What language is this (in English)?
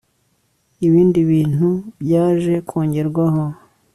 Kinyarwanda